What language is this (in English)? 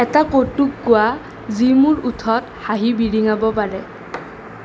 Assamese